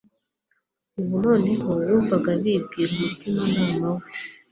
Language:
Kinyarwanda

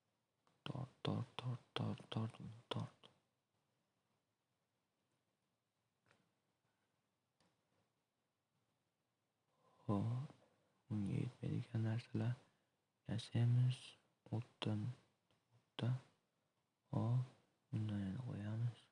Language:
Uzbek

